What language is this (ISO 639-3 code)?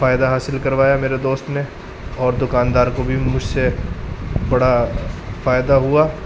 urd